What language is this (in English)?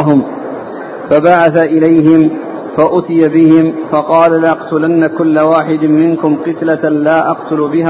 Arabic